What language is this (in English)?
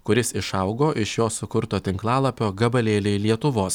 Lithuanian